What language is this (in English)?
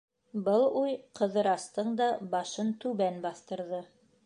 Bashkir